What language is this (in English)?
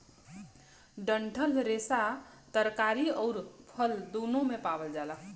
Bhojpuri